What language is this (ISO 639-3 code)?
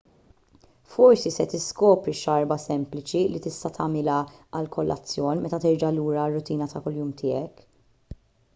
mlt